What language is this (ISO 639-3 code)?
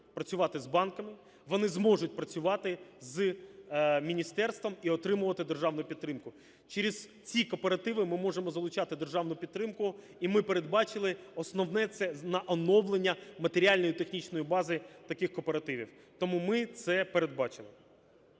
ukr